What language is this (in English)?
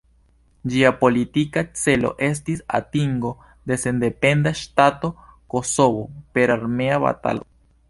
Esperanto